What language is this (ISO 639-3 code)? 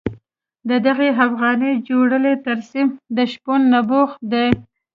pus